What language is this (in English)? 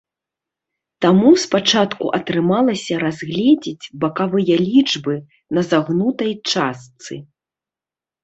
Belarusian